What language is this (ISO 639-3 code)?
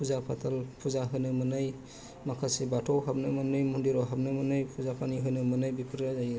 brx